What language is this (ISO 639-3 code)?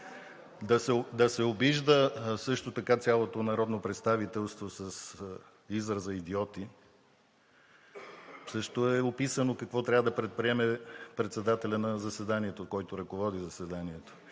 bul